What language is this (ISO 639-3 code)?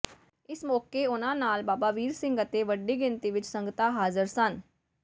pan